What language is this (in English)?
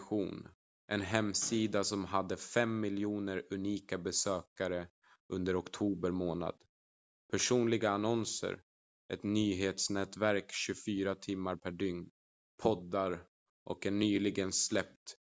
Swedish